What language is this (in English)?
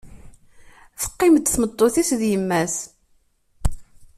Kabyle